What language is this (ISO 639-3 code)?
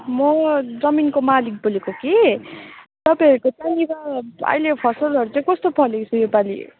nep